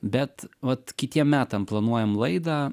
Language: Lithuanian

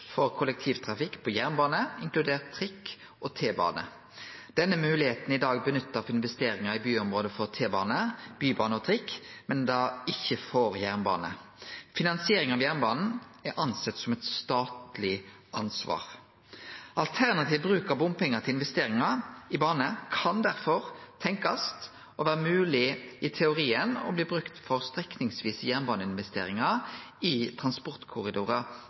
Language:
Norwegian Nynorsk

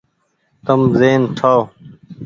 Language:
Goaria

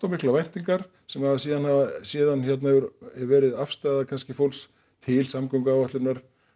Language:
Icelandic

